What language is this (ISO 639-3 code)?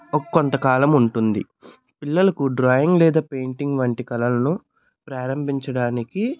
tel